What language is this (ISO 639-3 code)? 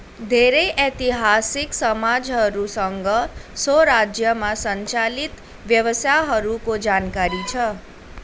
nep